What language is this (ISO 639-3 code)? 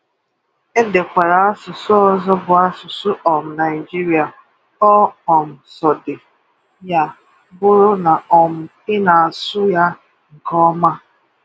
ibo